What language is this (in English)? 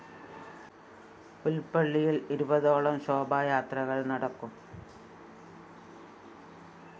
Malayalam